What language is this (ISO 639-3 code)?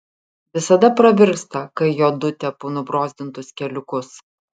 lit